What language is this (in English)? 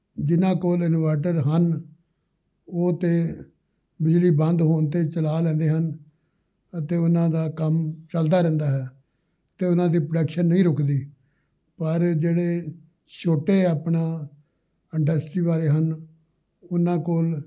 Punjabi